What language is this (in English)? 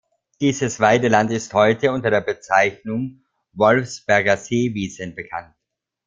German